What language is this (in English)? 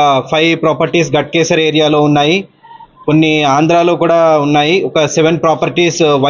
Telugu